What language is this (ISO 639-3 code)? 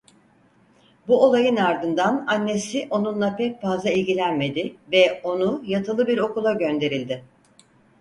tur